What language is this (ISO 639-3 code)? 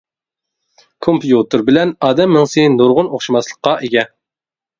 uig